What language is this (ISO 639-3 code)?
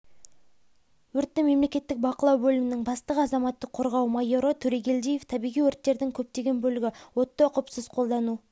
kaz